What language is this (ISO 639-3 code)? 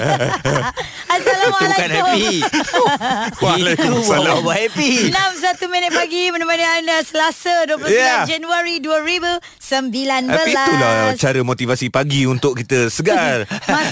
msa